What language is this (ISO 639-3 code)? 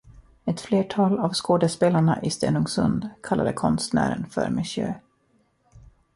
swe